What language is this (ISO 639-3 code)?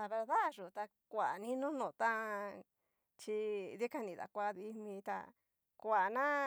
miu